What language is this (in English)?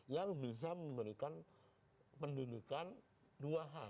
Indonesian